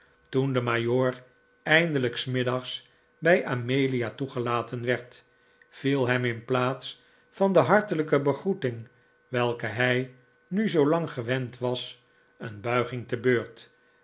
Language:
Dutch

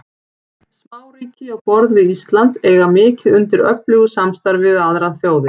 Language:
Icelandic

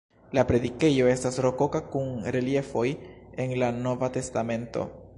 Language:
Esperanto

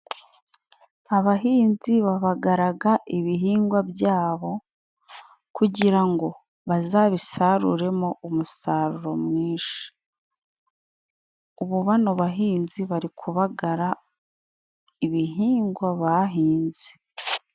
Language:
Kinyarwanda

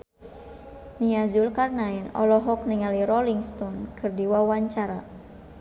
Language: Sundanese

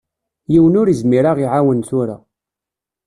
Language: Kabyle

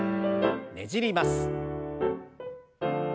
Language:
Japanese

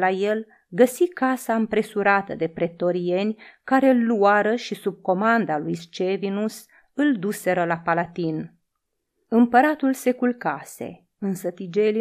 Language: Romanian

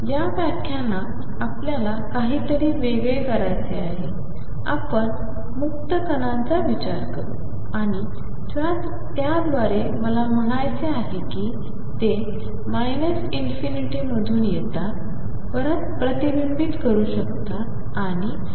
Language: Marathi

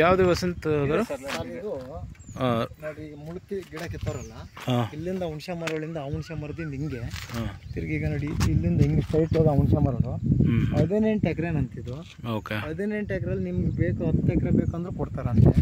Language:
Kannada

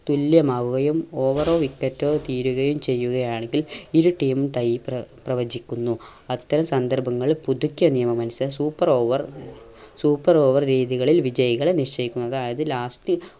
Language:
Malayalam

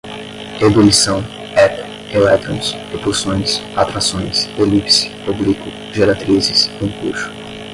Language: Portuguese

